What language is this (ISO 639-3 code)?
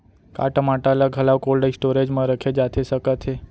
hne